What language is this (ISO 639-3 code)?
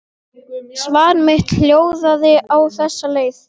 isl